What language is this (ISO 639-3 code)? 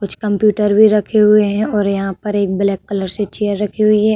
hin